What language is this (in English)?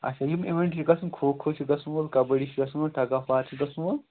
Kashmiri